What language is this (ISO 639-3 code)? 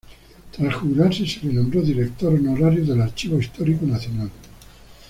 spa